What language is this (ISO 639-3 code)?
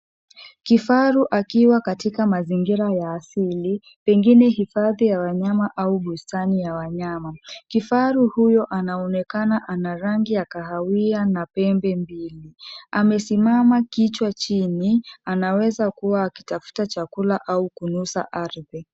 swa